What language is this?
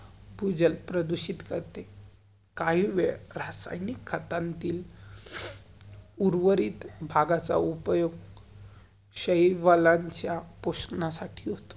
Marathi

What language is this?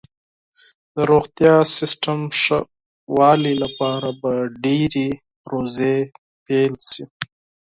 Pashto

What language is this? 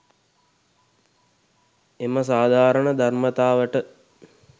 Sinhala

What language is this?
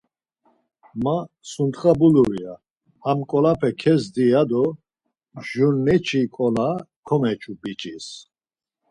Laz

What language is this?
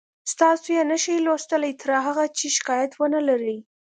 Pashto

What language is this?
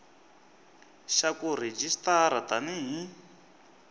Tsonga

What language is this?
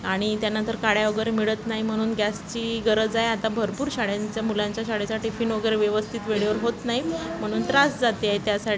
Marathi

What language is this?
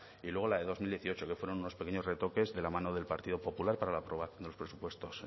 Spanish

